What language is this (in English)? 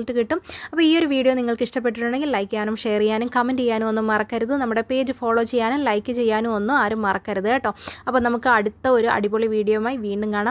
Malayalam